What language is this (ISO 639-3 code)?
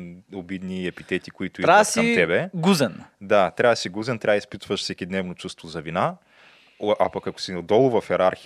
bul